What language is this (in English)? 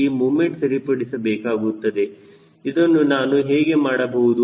Kannada